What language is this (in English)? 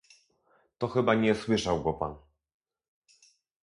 Polish